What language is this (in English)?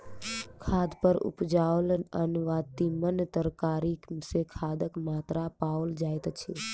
Maithili